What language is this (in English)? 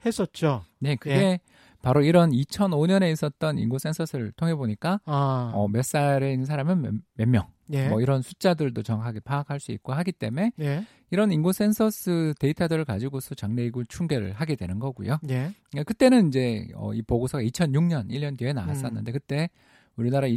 Korean